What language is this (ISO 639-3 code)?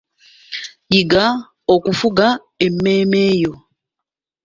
lug